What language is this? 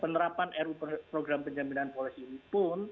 Indonesian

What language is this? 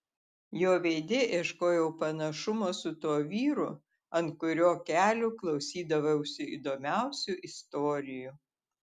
Lithuanian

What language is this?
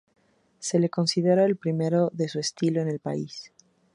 Spanish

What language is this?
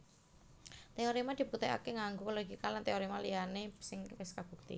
Javanese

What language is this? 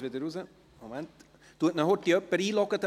Swiss German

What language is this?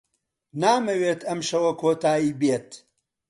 Central Kurdish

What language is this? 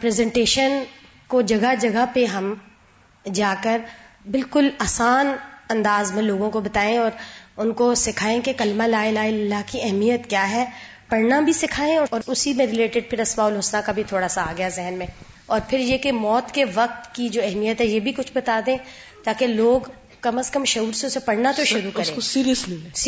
Urdu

